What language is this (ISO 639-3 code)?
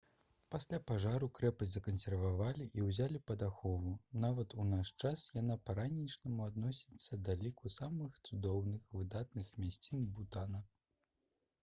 bel